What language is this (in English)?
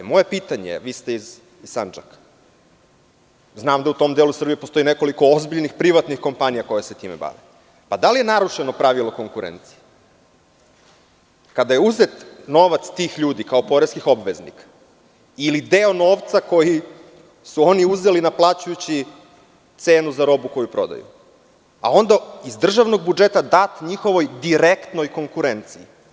Serbian